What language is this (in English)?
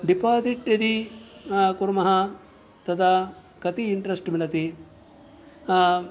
Sanskrit